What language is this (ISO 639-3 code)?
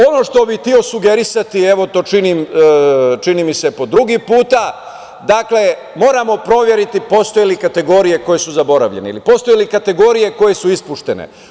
srp